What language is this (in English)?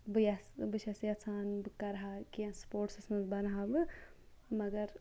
Kashmiri